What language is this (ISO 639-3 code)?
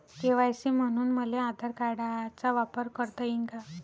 mar